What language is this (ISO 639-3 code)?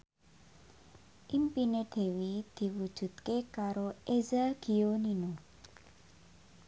jav